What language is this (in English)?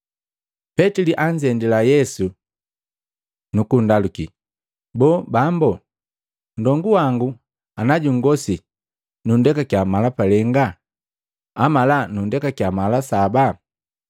Matengo